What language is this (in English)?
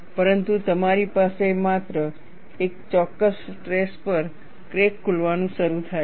Gujarati